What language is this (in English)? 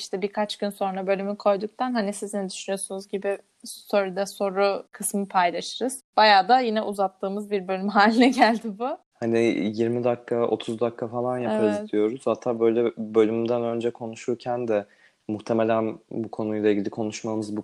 Turkish